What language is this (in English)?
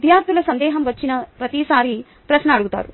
Telugu